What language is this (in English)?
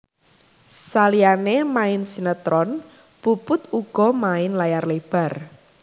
Javanese